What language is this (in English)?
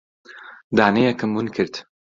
Central Kurdish